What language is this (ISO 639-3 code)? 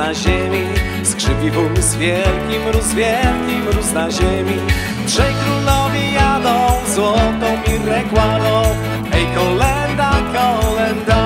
pol